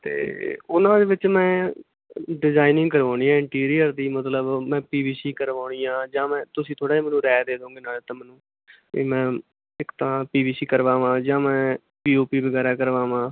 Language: Punjabi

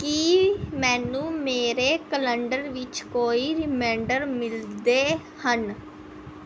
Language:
Punjabi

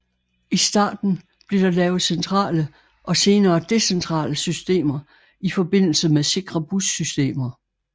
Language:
Danish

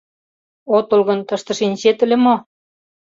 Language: Mari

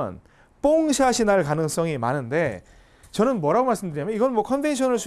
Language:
Korean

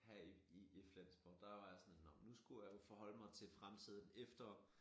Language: Danish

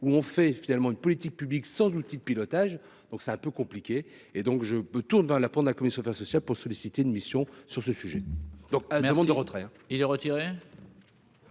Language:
French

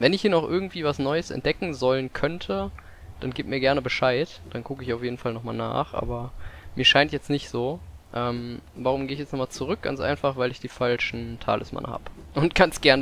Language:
German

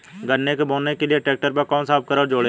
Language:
Hindi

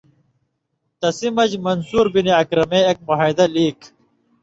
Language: Indus Kohistani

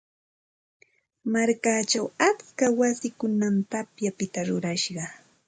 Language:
Santa Ana de Tusi Pasco Quechua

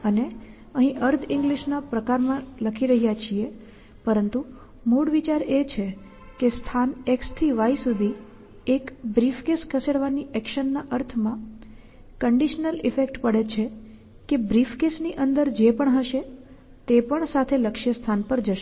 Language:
Gujarati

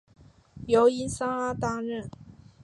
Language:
Chinese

